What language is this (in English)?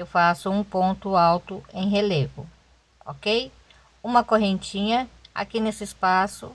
Portuguese